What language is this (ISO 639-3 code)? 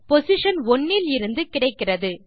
tam